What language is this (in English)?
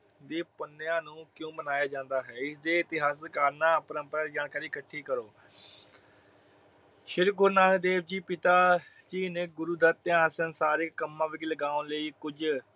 Punjabi